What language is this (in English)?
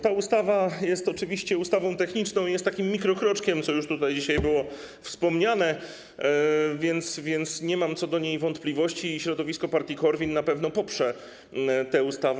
Polish